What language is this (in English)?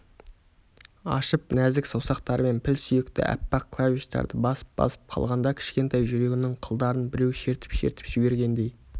Kazakh